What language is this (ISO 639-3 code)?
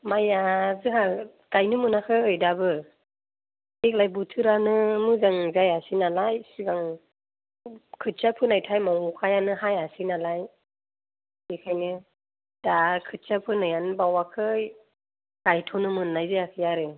brx